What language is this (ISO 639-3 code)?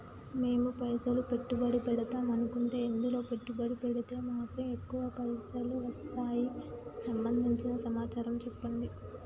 tel